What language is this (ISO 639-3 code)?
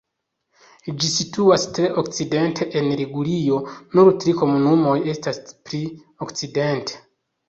epo